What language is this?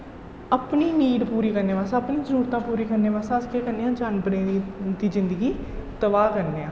Dogri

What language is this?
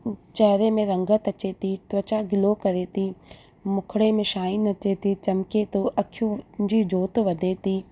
Sindhi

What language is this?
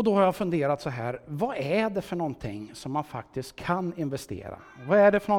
Swedish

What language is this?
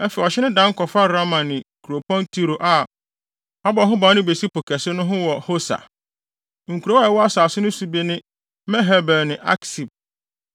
Akan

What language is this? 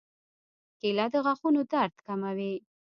Pashto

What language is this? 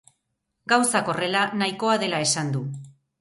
Basque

